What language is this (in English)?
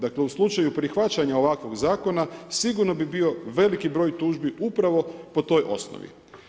Croatian